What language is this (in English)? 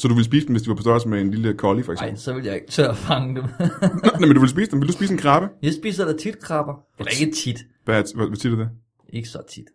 Danish